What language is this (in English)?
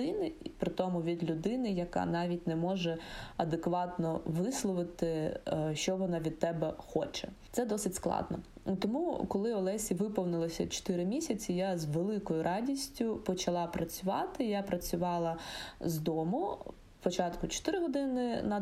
Ukrainian